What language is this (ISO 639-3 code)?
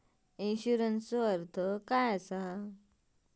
mar